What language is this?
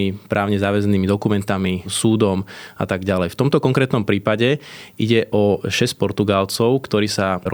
Slovak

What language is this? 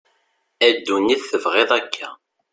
Kabyle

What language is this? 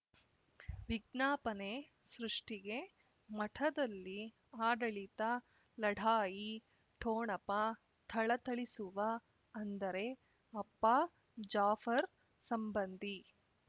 Kannada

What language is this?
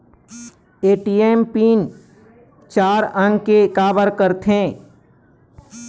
Chhattisgarhi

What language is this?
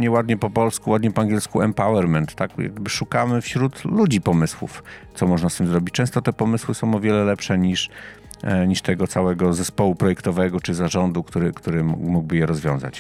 Polish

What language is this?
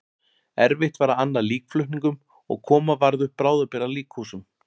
Icelandic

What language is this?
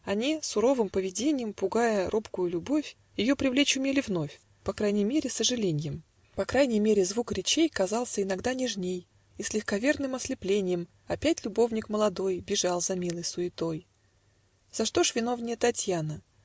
Russian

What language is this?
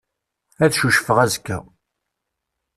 Kabyle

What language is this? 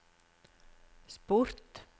Norwegian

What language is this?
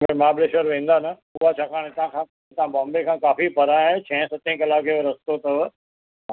Sindhi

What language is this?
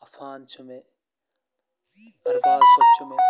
Kashmiri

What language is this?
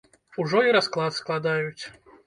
Belarusian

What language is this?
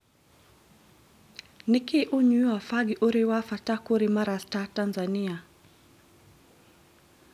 Kikuyu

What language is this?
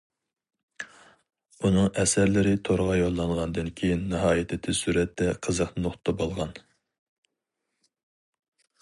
Uyghur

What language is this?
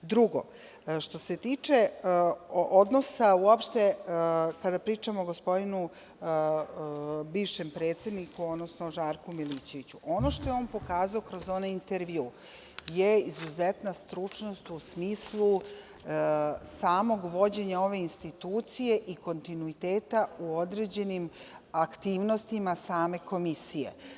Serbian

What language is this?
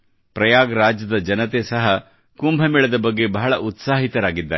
Kannada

